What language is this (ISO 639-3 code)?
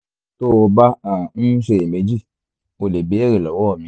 yor